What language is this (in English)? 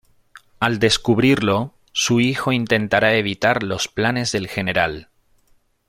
Spanish